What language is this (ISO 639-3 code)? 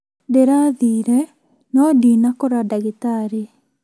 kik